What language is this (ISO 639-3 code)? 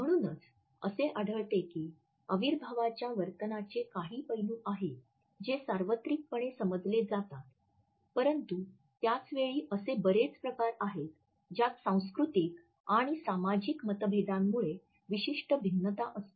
mar